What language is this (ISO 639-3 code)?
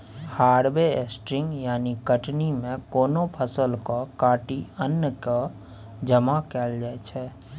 mai